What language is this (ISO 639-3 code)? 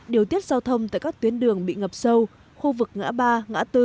vie